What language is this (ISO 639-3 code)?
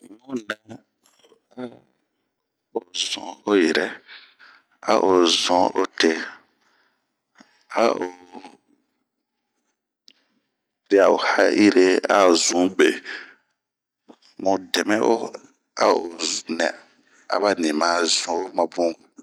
bmq